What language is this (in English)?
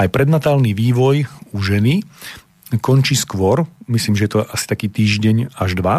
Slovak